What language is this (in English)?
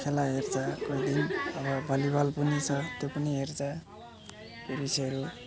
Nepali